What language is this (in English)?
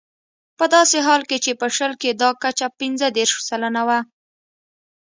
Pashto